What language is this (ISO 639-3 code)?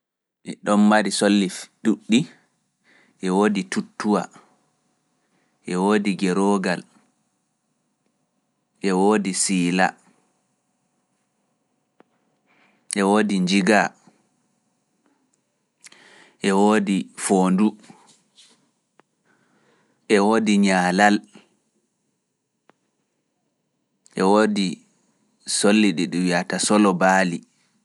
ful